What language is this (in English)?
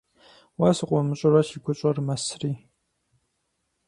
Kabardian